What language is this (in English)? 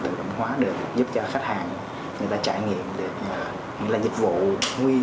Vietnamese